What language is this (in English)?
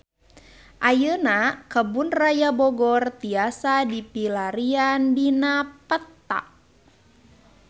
Sundanese